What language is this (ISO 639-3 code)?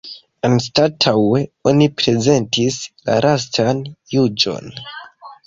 epo